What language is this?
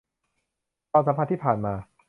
Thai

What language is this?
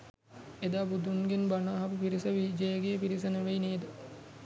Sinhala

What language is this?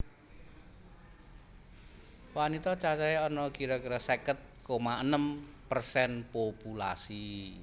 Javanese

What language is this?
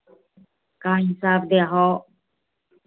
Hindi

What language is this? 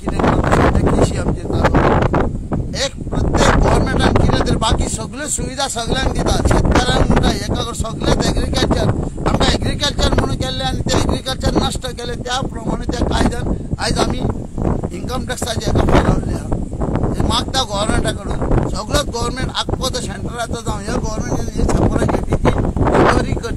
Hindi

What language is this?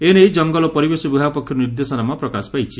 Odia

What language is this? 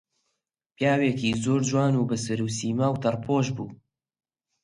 Central Kurdish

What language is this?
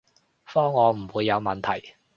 Cantonese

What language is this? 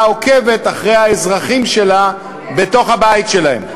Hebrew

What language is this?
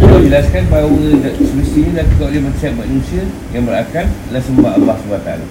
Malay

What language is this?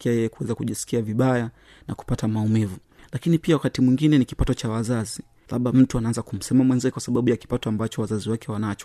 Swahili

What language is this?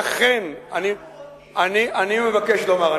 Hebrew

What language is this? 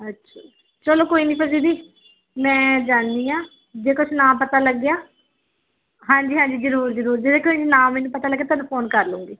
Punjabi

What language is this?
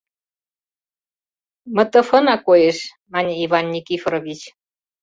Mari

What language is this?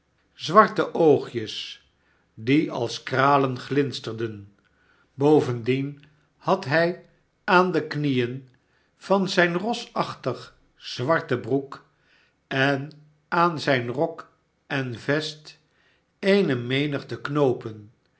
Dutch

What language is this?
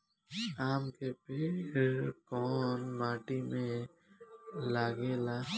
Bhojpuri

